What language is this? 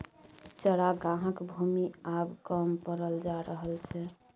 Maithili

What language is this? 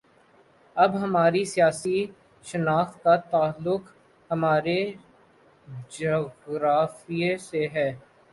Urdu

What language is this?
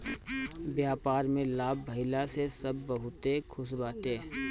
Bhojpuri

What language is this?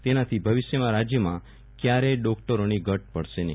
Gujarati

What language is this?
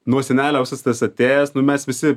Lithuanian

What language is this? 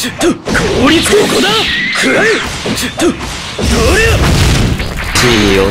Japanese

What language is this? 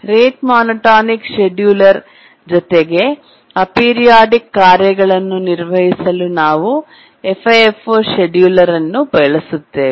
Kannada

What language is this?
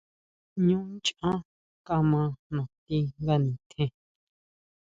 Huautla Mazatec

